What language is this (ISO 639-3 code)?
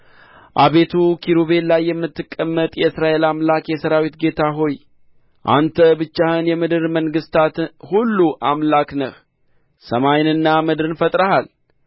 amh